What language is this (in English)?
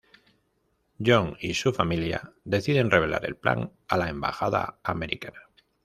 Spanish